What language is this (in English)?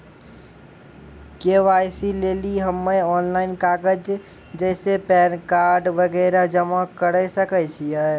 Maithili